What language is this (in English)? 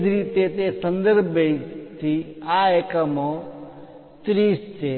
Gujarati